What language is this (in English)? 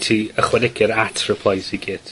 Welsh